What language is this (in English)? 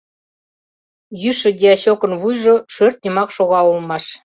Mari